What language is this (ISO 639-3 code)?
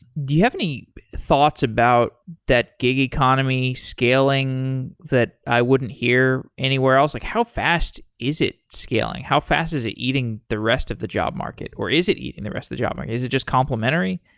eng